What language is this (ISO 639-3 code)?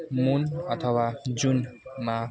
nep